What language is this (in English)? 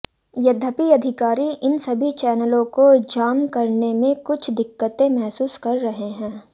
Hindi